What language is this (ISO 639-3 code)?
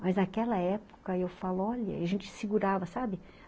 por